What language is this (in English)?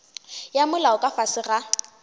Northern Sotho